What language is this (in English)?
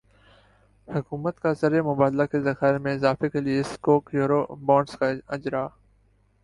Urdu